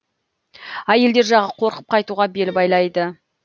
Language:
Kazakh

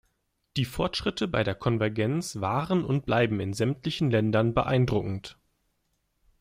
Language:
German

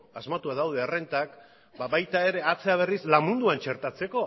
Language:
Basque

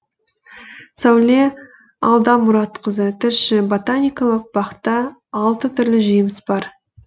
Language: Kazakh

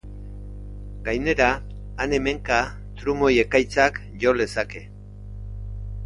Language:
Basque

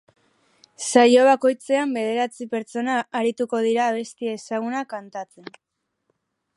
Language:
Basque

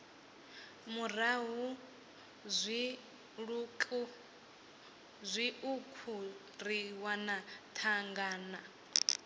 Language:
Venda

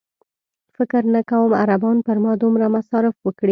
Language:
Pashto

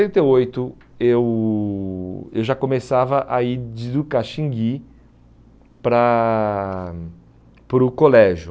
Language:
Portuguese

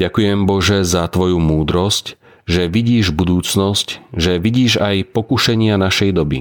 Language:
Slovak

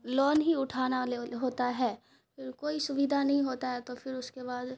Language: Urdu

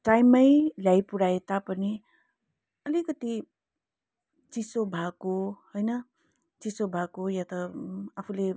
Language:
Nepali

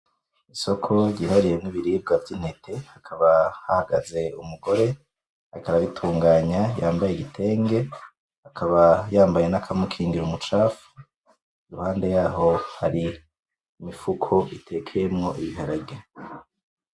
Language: Rundi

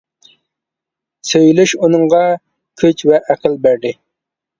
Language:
Uyghur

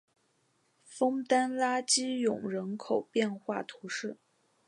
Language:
Chinese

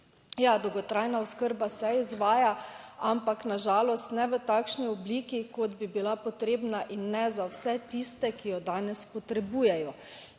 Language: Slovenian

